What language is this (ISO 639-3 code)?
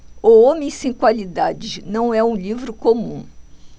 por